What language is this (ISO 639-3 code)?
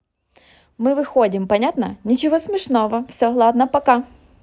rus